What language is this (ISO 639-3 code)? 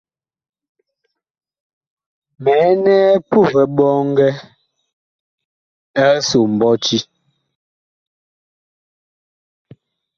bkh